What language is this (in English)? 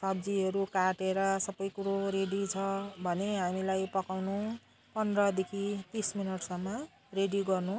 Nepali